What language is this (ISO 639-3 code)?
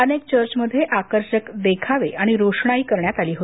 mar